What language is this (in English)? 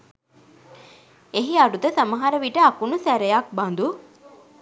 Sinhala